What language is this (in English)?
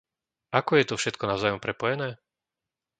Slovak